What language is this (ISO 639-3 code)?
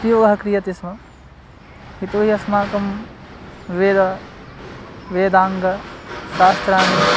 san